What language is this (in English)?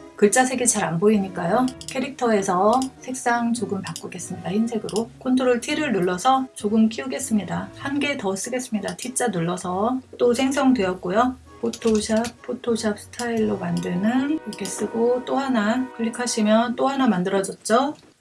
Korean